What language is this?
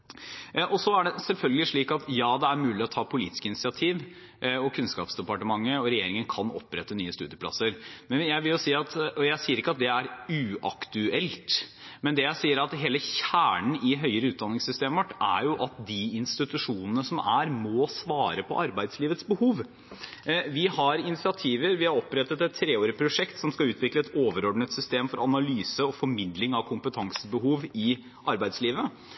Norwegian Bokmål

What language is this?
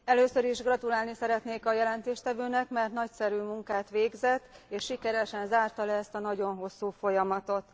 Hungarian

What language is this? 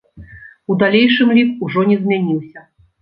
Belarusian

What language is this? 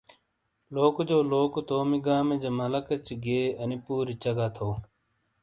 Shina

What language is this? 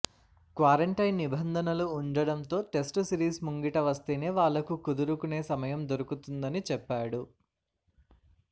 Telugu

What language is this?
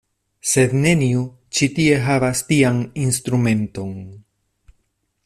Esperanto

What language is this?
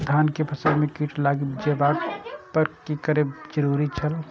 Maithili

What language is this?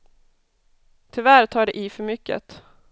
Swedish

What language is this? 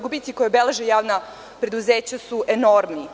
Serbian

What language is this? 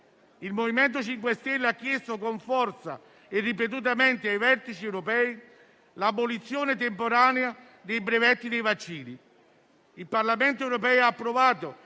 Italian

